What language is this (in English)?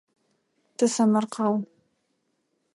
Adyghe